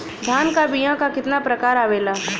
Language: Bhojpuri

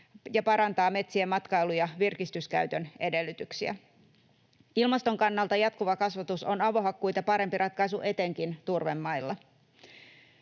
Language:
Finnish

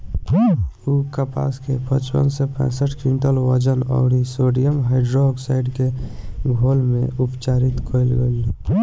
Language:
Bhojpuri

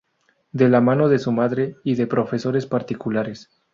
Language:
Spanish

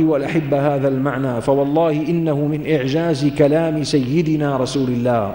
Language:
Arabic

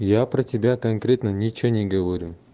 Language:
Russian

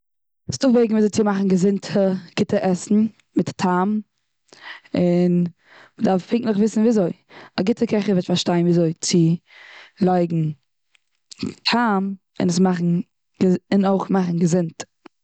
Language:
Yiddish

